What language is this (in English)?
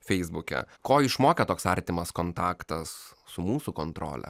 Lithuanian